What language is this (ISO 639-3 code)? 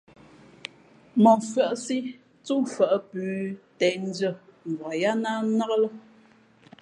fmp